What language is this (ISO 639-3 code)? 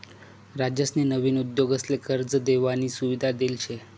mar